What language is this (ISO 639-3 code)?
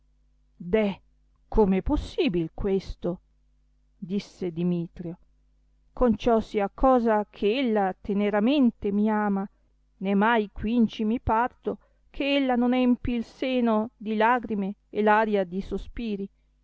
ita